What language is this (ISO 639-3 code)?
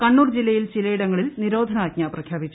mal